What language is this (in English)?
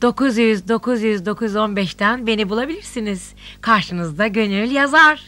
Turkish